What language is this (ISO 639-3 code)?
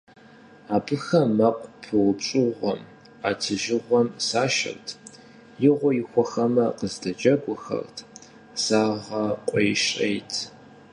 kbd